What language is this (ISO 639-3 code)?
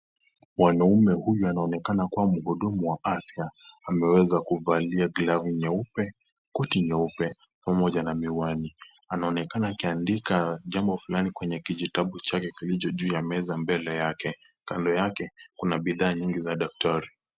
swa